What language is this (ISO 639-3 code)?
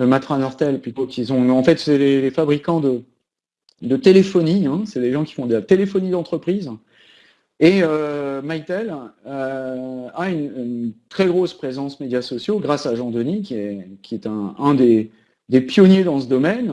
fra